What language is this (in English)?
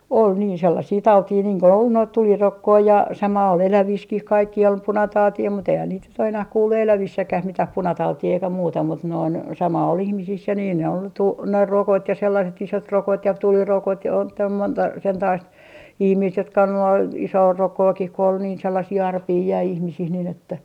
Finnish